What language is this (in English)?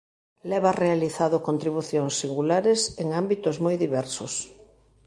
Galician